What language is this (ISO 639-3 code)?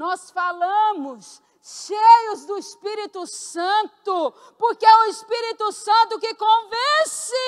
por